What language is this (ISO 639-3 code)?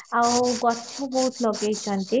ori